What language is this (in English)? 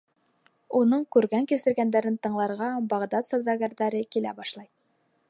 Bashkir